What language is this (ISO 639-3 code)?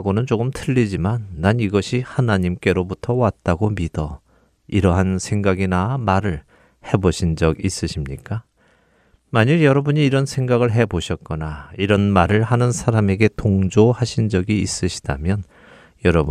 kor